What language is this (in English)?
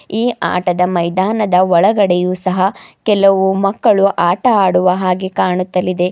Kannada